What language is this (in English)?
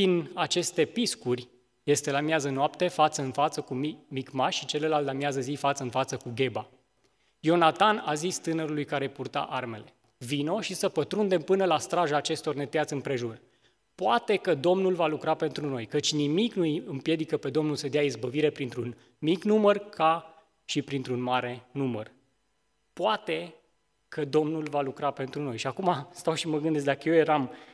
Romanian